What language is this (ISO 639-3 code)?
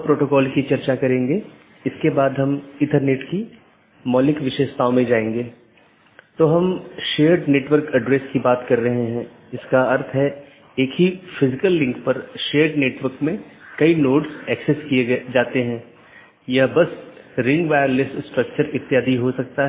hin